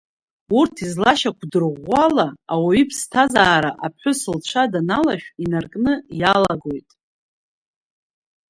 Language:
Abkhazian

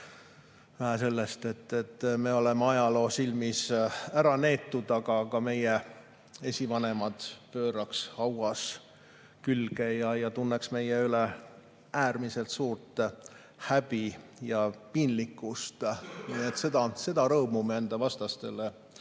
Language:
Estonian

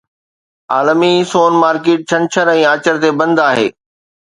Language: Sindhi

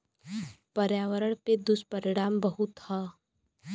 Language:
Bhojpuri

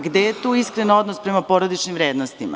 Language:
Serbian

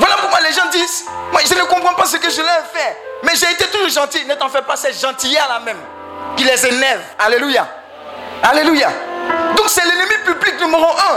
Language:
French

